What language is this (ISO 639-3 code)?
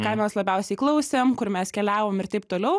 lit